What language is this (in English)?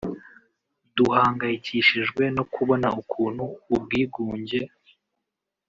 Kinyarwanda